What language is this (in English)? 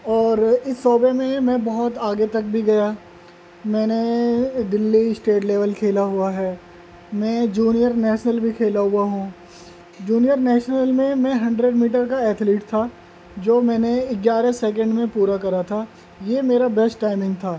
Urdu